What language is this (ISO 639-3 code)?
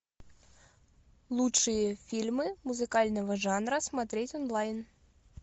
rus